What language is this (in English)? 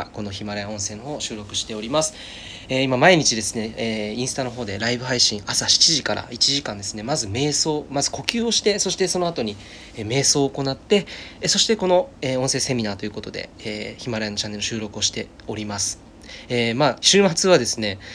Japanese